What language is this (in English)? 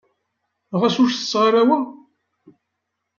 Kabyle